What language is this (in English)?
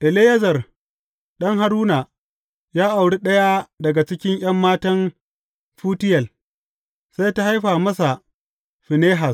Hausa